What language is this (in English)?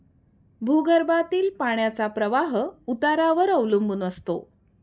Marathi